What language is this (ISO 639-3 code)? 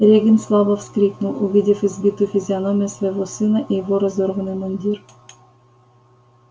rus